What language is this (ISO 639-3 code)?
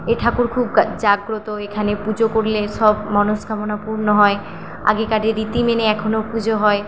ben